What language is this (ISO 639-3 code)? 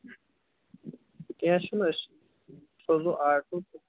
kas